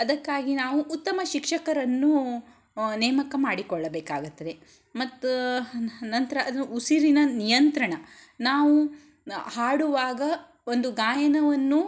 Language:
Kannada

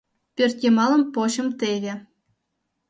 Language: Mari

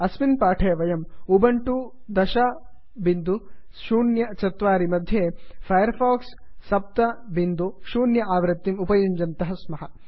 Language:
Sanskrit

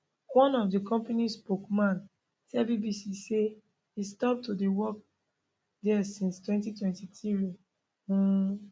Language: Nigerian Pidgin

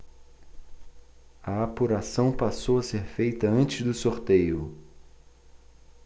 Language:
Portuguese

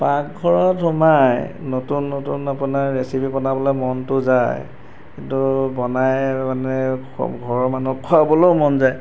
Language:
Assamese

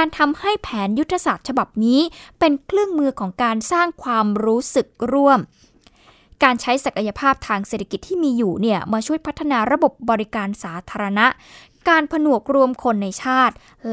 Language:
Thai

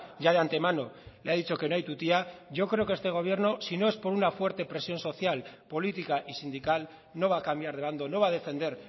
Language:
Spanish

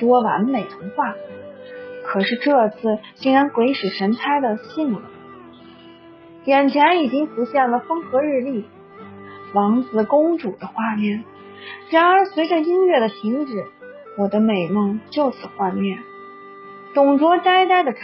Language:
Chinese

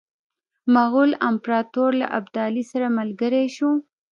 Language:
Pashto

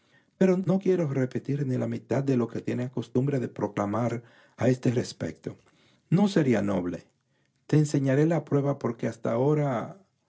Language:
Spanish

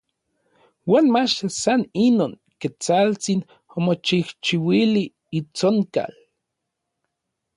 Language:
Orizaba Nahuatl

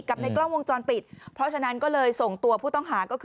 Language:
Thai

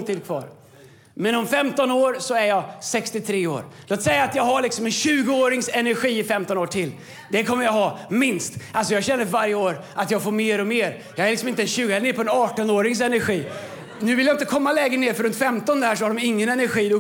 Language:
Swedish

